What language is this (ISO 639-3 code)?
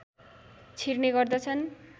nep